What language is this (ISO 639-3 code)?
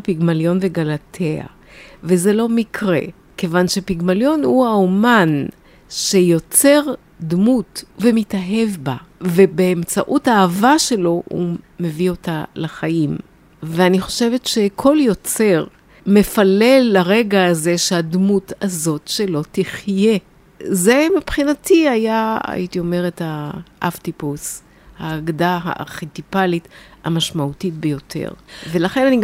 heb